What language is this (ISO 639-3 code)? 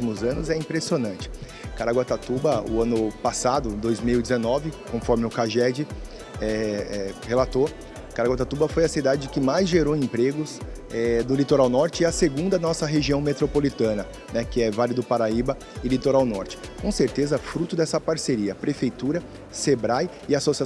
por